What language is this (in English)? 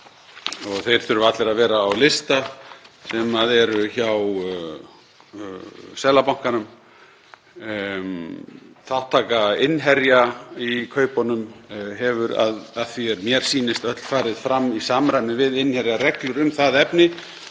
Icelandic